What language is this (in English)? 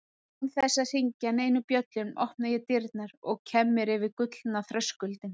Icelandic